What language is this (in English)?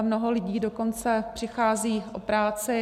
Czech